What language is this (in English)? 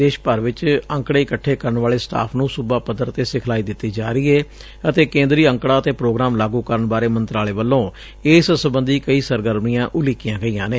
Punjabi